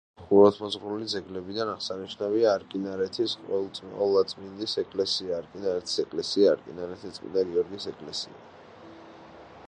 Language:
Georgian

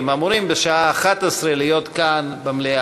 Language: Hebrew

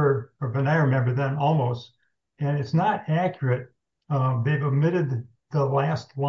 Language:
English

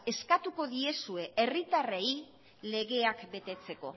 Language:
Basque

